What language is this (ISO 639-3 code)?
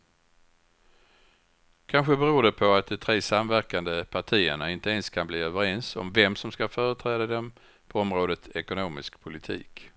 swe